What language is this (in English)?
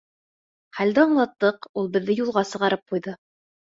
Bashkir